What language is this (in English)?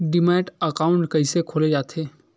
Chhattisgarhi